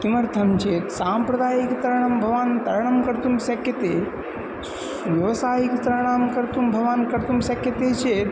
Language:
Sanskrit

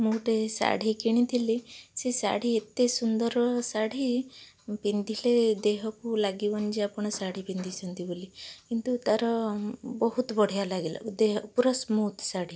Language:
Odia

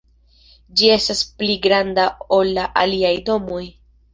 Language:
Esperanto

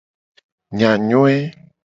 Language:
Gen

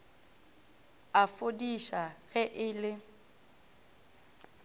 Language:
Northern Sotho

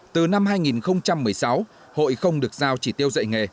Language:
Vietnamese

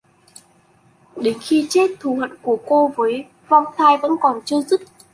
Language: Vietnamese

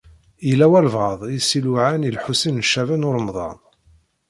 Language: Kabyle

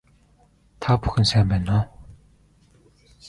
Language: Mongolian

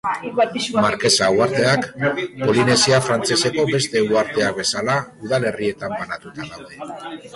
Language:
Basque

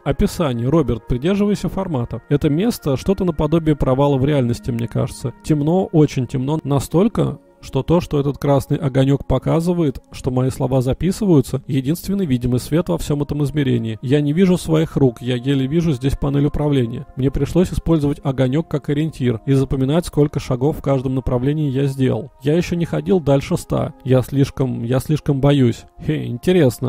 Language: Russian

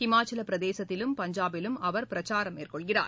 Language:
Tamil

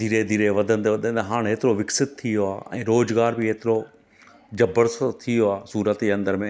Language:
Sindhi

